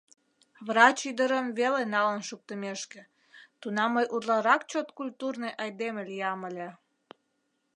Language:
Mari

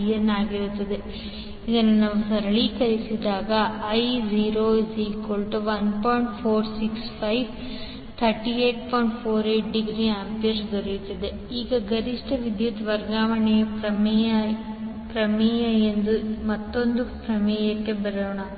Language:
Kannada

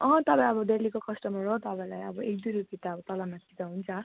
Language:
Nepali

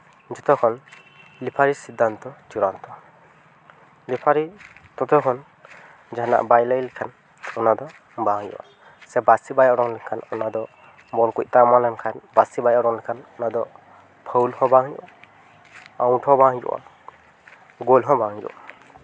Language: Santali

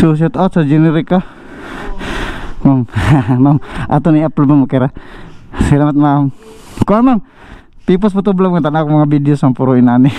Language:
Indonesian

